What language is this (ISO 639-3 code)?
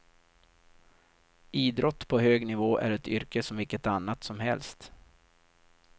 swe